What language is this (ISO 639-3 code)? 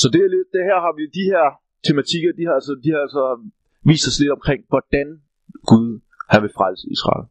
dan